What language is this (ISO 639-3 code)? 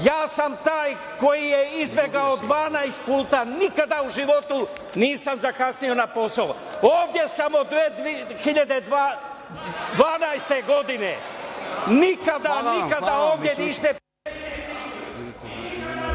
srp